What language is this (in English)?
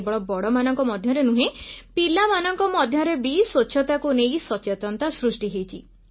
Odia